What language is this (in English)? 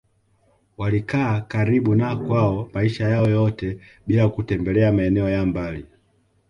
Swahili